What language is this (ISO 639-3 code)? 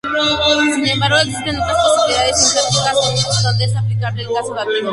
spa